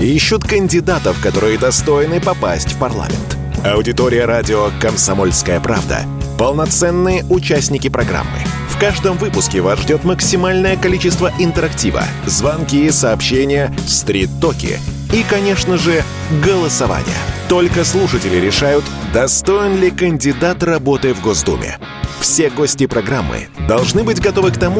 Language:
Russian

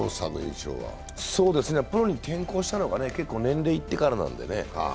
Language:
Japanese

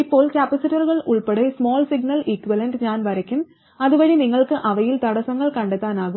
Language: Malayalam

